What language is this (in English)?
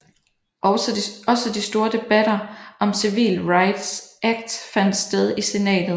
Danish